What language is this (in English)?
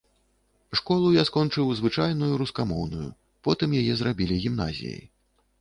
Belarusian